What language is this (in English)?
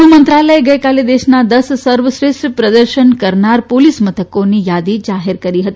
Gujarati